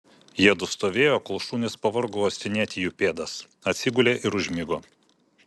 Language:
Lithuanian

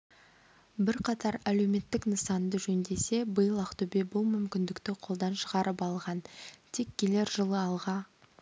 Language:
Kazakh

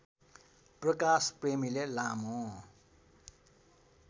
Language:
Nepali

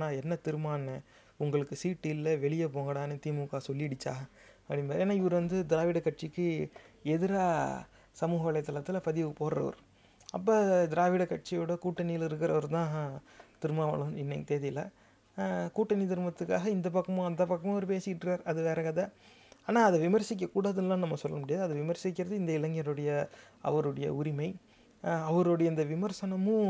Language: Tamil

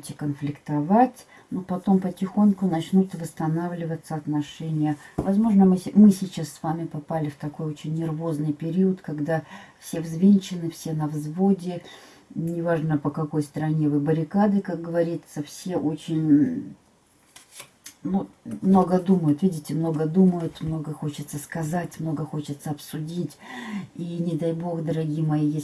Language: Russian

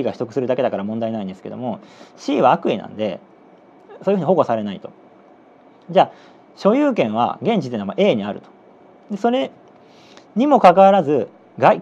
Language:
Japanese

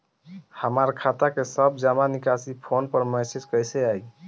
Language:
Bhojpuri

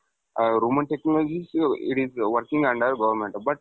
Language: Kannada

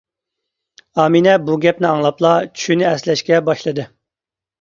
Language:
Uyghur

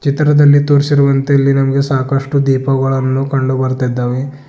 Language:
Kannada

